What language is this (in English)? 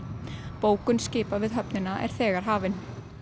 Icelandic